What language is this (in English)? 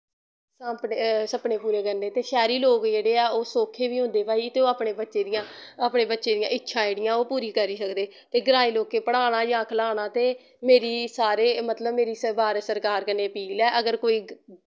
Dogri